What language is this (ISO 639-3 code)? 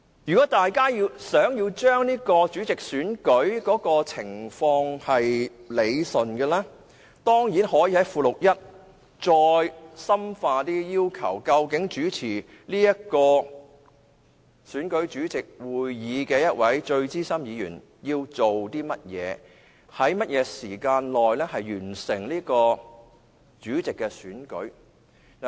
yue